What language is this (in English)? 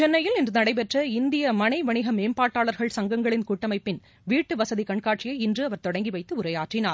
Tamil